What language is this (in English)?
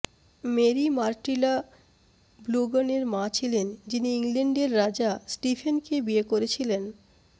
Bangla